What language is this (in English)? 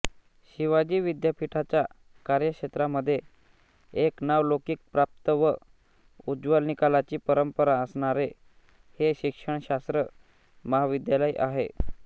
Marathi